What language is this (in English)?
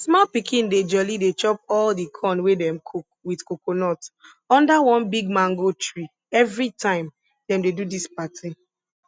Nigerian Pidgin